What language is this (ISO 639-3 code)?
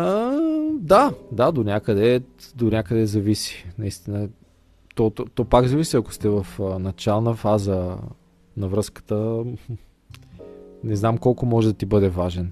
bul